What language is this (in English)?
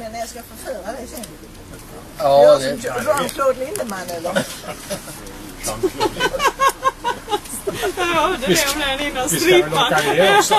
Swedish